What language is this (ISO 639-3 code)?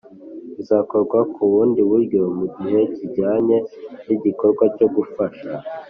kin